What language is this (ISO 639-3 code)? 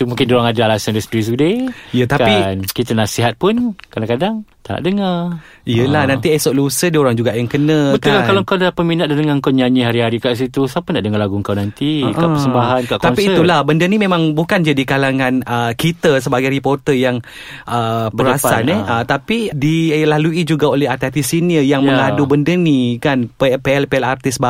msa